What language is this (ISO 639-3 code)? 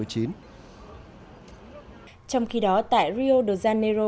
vie